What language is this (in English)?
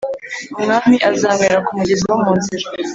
Kinyarwanda